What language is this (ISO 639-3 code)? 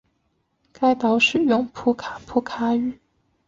zho